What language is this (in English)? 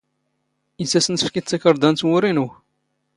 Standard Moroccan Tamazight